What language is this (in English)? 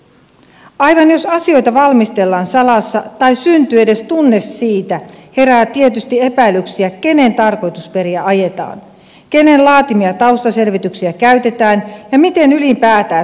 Finnish